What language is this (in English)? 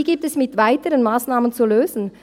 Swiss German